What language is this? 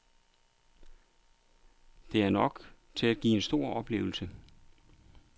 Danish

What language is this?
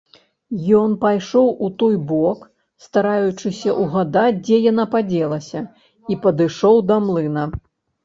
Belarusian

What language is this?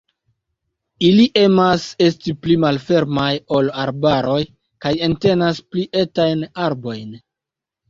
Esperanto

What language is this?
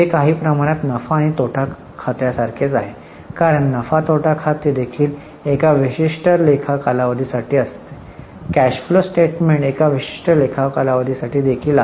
Marathi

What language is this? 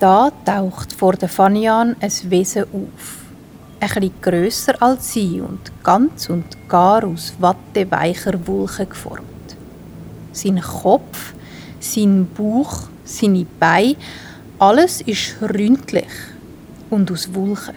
German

